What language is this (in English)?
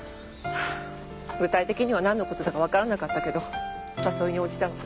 Japanese